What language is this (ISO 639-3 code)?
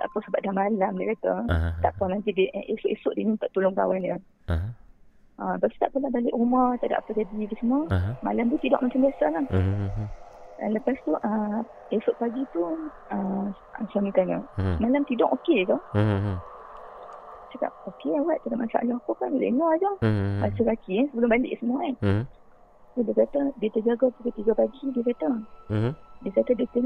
msa